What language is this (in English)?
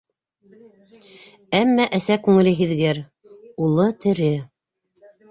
Bashkir